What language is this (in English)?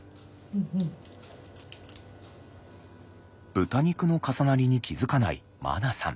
Japanese